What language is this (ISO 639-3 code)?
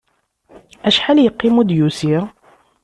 kab